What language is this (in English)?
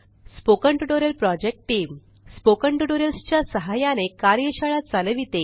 Marathi